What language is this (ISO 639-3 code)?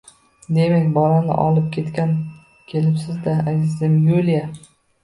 uzb